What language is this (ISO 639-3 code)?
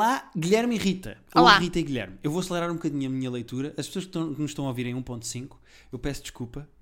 por